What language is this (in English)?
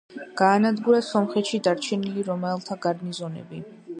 Georgian